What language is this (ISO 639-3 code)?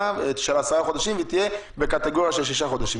heb